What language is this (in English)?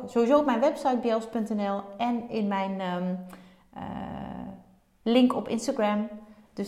Dutch